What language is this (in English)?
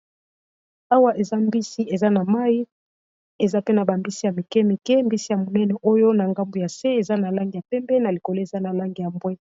Lingala